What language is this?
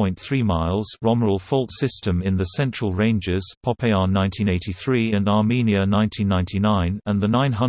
English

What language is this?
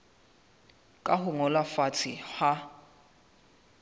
Southern Sotho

